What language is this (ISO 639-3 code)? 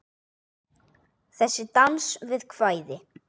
isl